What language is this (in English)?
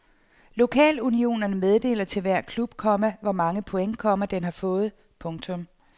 Danish